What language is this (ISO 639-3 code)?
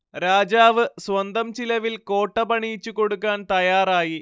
mal